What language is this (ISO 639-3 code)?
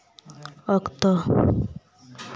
sat